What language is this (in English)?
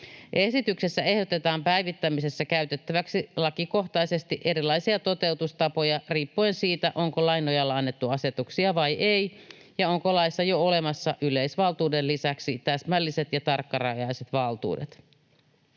Finnish